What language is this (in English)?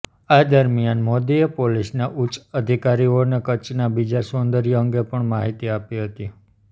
Gujarati